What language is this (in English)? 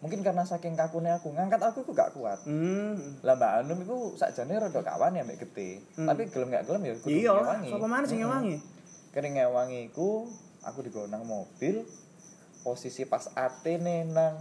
Indonesian